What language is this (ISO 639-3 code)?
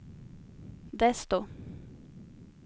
swe